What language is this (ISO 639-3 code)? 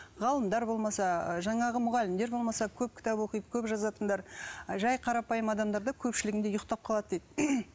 kaz